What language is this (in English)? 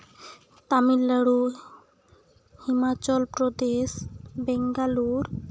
Santali